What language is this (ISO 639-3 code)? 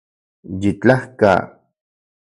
ncx